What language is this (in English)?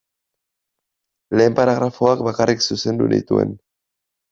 Basque